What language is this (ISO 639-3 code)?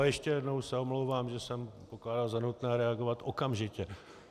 ces